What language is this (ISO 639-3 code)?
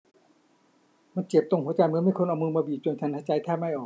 tha